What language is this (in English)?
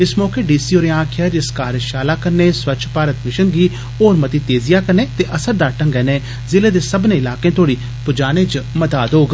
Dogri